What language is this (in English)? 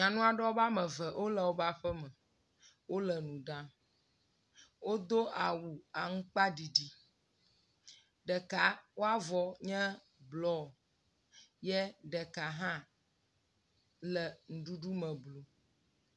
Ewe